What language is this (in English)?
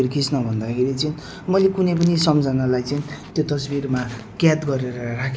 Nepali